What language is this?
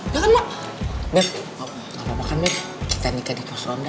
Indonesian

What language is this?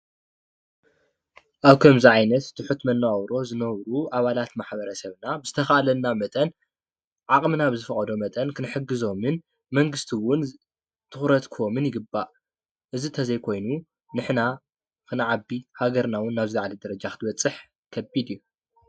Tigrinya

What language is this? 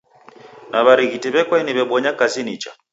Taita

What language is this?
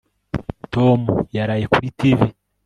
Kinyarwanda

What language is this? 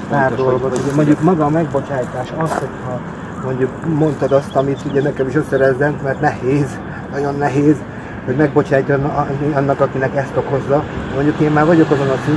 Hungarian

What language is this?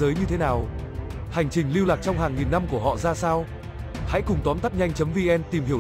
Vietnamese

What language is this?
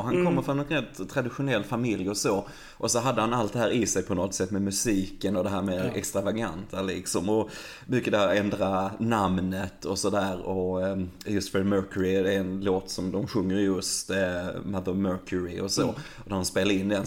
Swedish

